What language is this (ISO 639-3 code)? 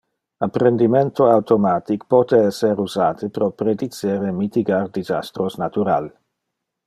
ina